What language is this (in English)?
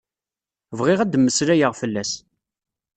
Kabyle